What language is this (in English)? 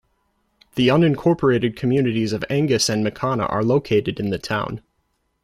English